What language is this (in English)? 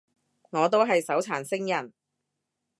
Cantonese